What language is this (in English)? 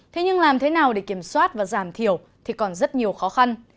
Vietnamese